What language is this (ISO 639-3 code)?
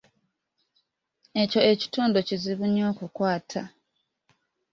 lug